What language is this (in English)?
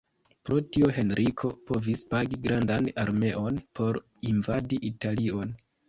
Esperanto